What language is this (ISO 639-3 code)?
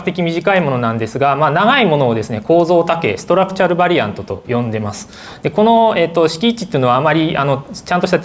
jpn